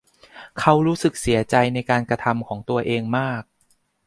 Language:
Thai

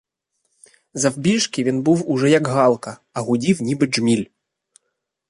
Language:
Ukrainian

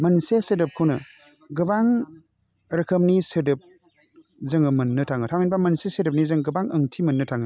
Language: Bodo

